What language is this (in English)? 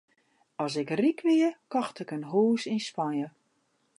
Western Frisian